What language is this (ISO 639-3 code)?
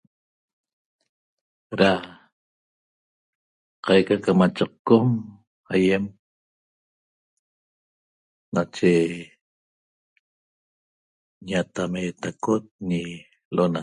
tob